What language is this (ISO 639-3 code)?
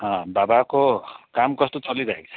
nep